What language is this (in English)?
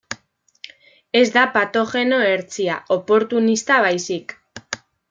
Basque